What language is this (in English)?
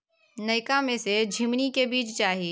Maithili